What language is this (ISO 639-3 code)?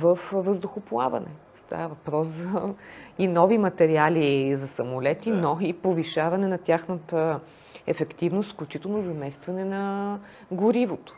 bul